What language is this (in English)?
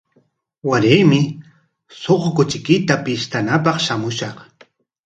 Corongo Ancash Quechua